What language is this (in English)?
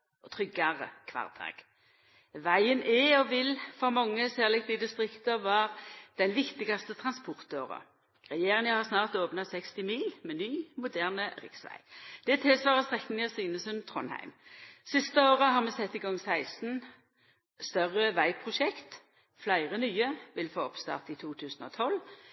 Norwegian Nynorsk